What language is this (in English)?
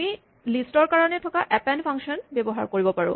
Assamese